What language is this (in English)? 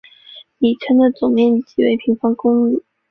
Chinese